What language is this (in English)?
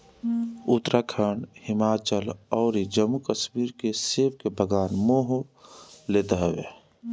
Bhojpuri